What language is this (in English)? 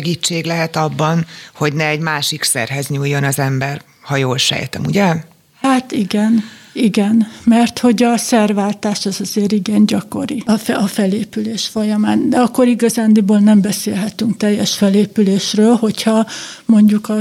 Hungarian